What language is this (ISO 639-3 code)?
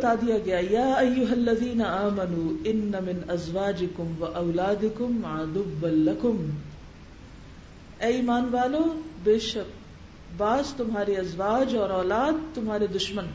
urd